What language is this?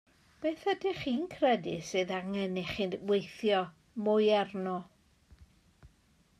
Welsh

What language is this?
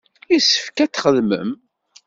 Kabyle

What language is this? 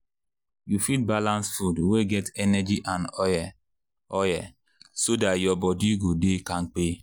Nigerian Pidgin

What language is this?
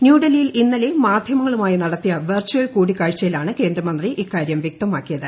Malayalam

